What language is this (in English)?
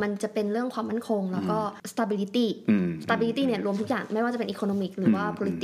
Thai